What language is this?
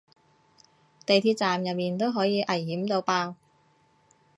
Cantonese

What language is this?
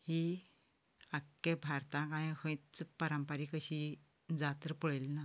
Konkani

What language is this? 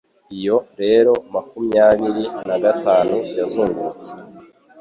Kinyarwanda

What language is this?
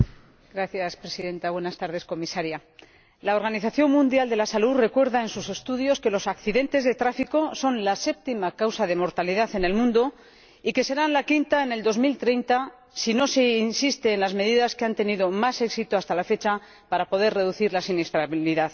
Spanish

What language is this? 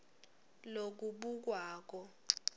Swati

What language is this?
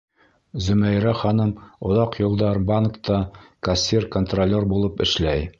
Bashkir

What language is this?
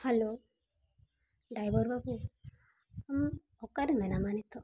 Santali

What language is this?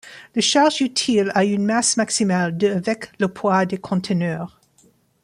French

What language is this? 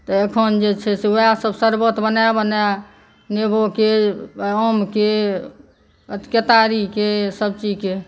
Maithili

